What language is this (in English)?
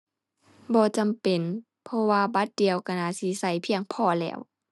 Thai